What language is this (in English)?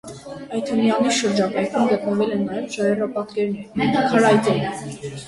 Armenian